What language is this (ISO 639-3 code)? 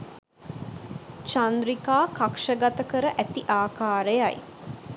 sin